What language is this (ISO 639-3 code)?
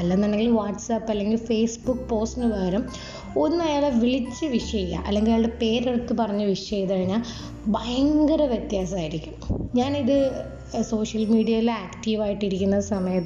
mal